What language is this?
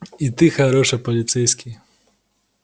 Russian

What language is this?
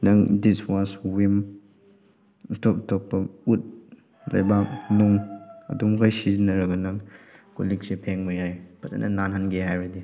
Manipuri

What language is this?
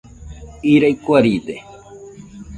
Nüpode Huitoto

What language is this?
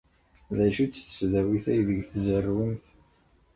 Kabyle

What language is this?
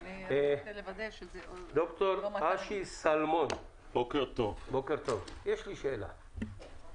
Hebrew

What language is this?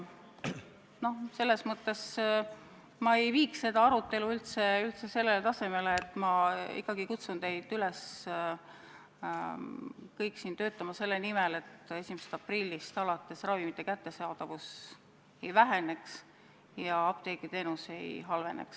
Estonian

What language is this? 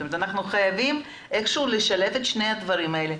Hebrew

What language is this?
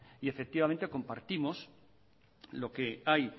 Spanish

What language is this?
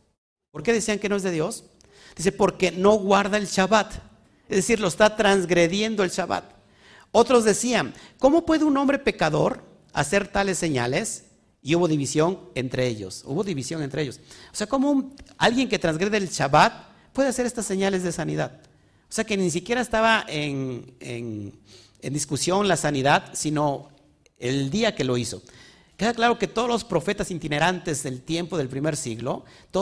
Spanish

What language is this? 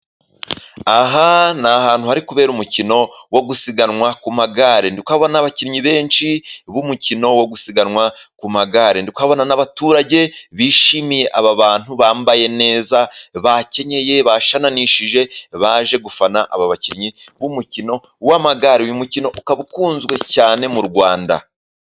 Kinyarwanda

